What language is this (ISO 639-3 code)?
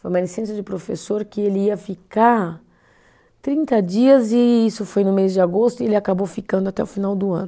por